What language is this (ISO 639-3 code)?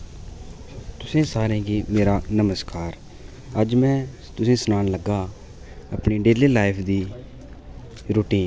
doi